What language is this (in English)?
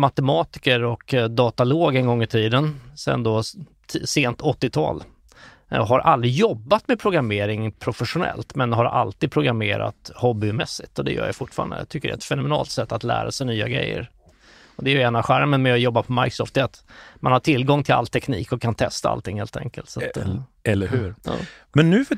Swedish